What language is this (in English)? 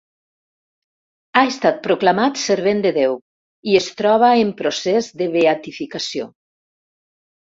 Catalan